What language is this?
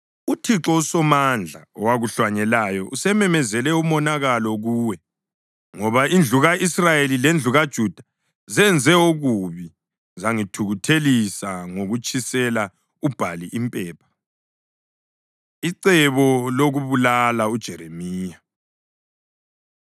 North Ndebele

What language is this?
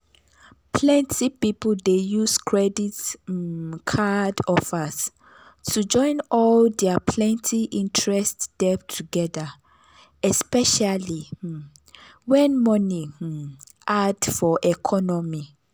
Nigerian Pidgin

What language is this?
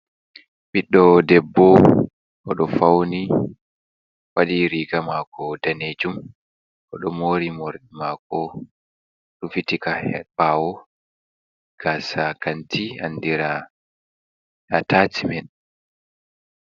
Fula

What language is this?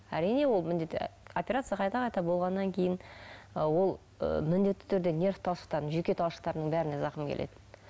Kazakh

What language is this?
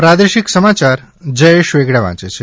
Gujarati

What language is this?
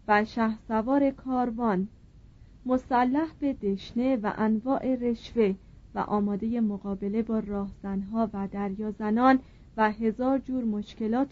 Persian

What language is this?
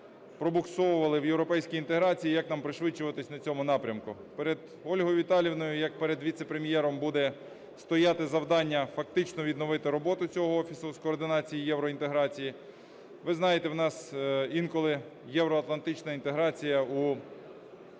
Ukrainian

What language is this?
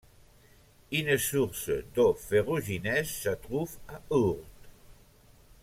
French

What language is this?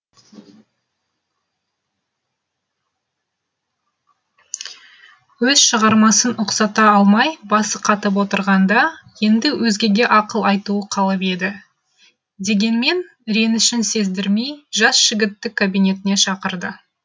Kazakh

